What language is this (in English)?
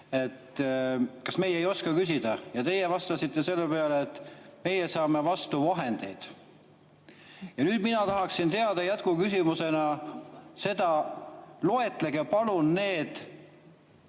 Estonian